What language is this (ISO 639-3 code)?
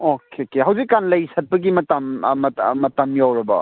mni